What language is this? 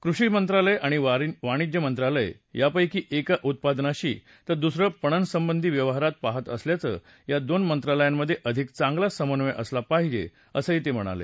Marathi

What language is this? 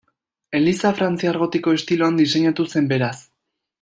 Basque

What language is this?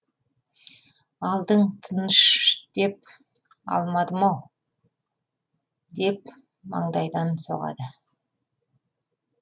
Kazakh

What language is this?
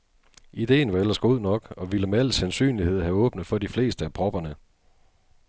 Danish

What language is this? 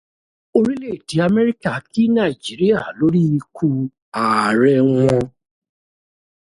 Yoruba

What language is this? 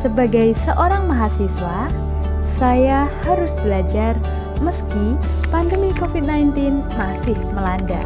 Indonesian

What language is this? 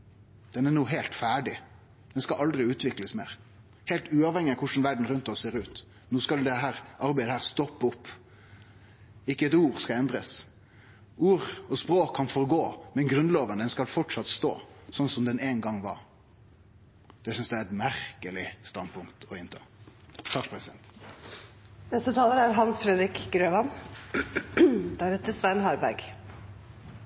Norwegian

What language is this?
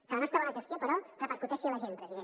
Catalan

